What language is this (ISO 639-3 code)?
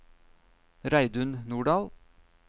nor